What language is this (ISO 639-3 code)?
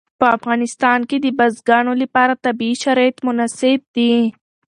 pus